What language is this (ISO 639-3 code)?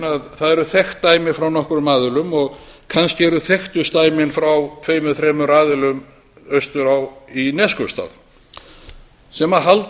isl